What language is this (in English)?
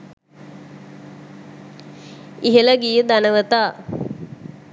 Sinhala